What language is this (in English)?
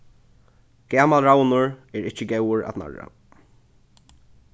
Faroese